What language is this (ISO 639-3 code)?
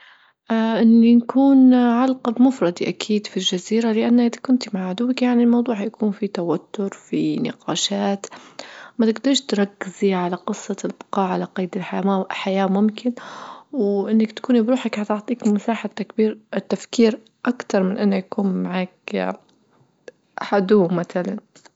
ayl